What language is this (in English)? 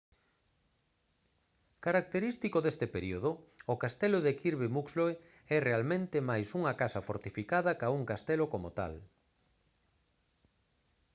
Galician